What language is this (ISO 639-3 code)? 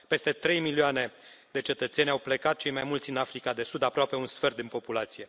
ron